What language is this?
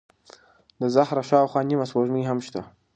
Pashto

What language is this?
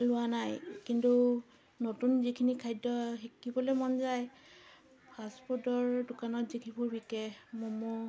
Assamese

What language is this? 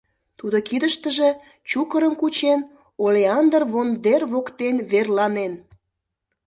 Mari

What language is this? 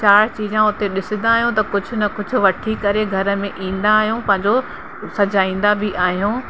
Sindhi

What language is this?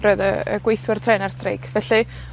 Welsh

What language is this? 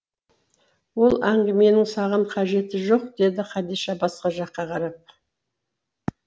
Kazakh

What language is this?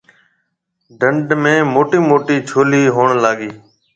Marwari (Pakistan)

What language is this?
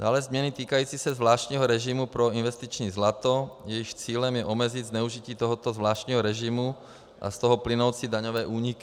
Czech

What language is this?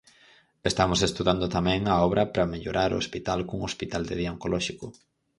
Galician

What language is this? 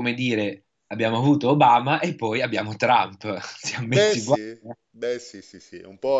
Italian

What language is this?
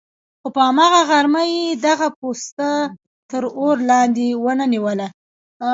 Pashto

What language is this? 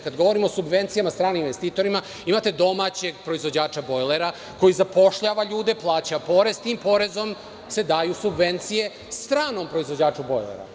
Serbian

